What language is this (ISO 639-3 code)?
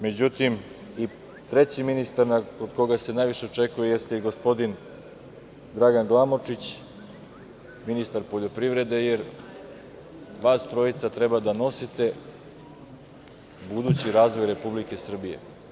srp